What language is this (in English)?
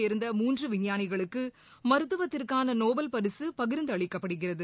Tamil